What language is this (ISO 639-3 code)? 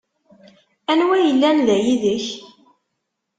kab